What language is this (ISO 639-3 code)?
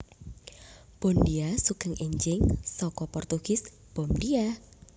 jav